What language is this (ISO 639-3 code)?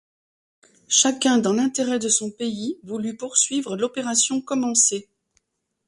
fra